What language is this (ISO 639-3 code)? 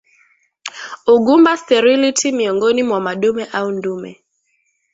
swa